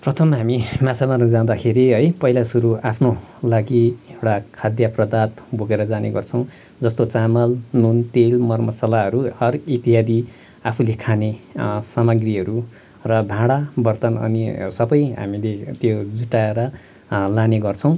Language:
Nepali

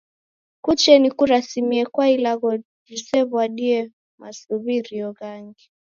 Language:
Taita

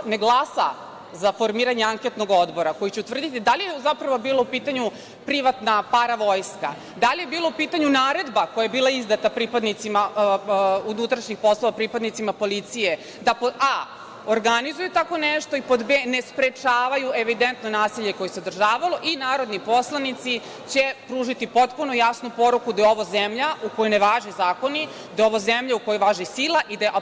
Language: Serbian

